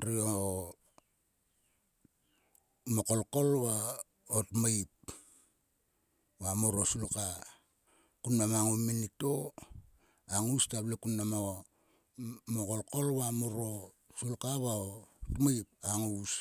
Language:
Sulka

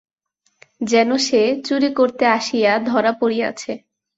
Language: Bangla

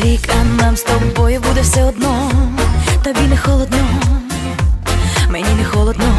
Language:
Russian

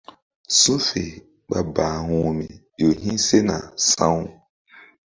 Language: Mbum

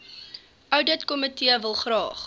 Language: Afrikaans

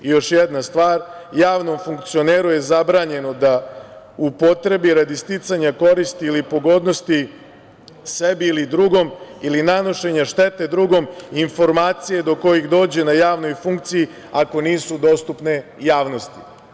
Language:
Serbian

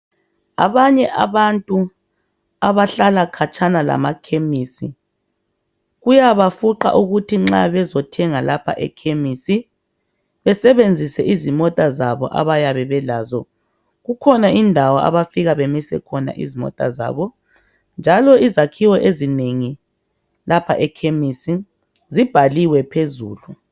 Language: North Ndebele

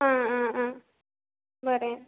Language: Konkani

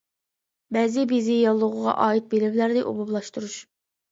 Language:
Uyghur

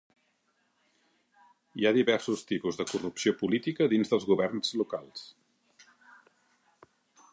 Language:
Catalan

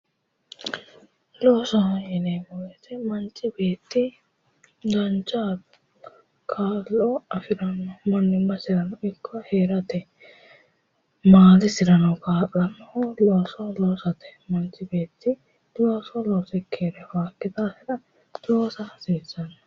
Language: Sidamo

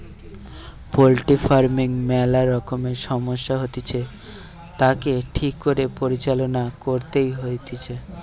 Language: Bangla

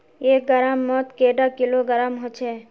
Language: Magahi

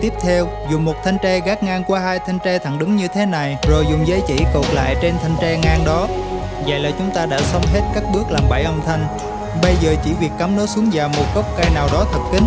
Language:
Vietnamese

